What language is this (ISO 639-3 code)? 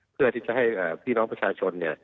tha